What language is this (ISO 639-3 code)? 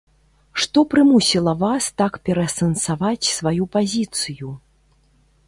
bel